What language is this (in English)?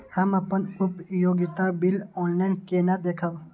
Maithili